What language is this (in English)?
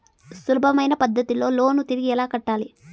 Telugu